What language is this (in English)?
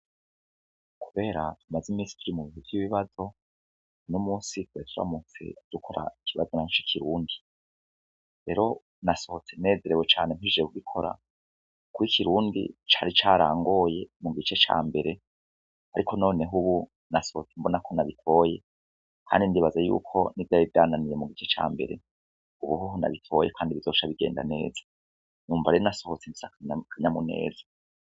Rundi